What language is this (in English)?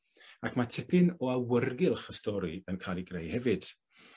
Welsh